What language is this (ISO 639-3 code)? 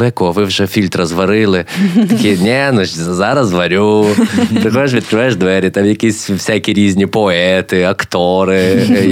ukr